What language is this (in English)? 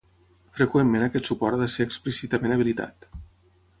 Catalan